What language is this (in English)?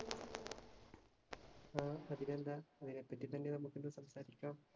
Malayalam